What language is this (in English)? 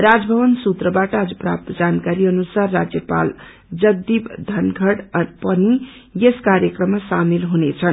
Nepali